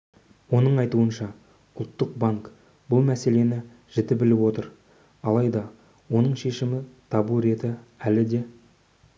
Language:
Kazakh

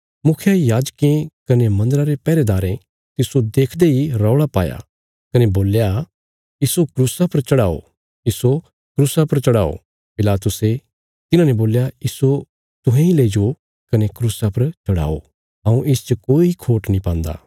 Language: Bilaspuri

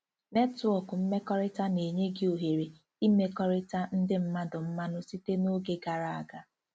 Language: Igbo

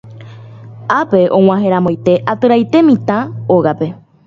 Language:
Guarani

